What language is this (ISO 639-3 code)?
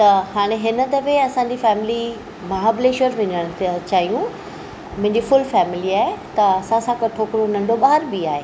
snd